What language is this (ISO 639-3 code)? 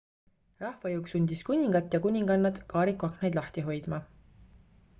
est